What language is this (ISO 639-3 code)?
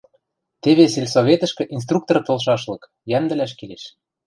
mrj